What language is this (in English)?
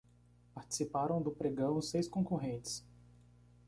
Portuguese